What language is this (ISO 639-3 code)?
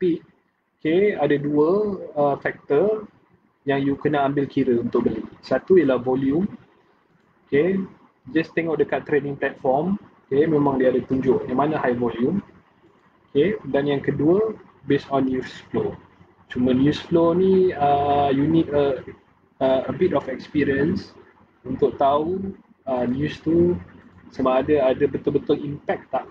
msa